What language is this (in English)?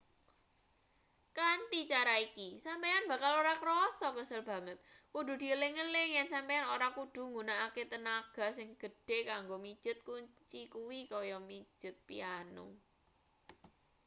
Javanese